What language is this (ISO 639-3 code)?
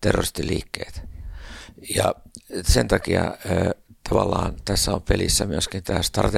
fin